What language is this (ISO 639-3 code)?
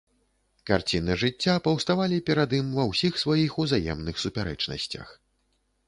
bel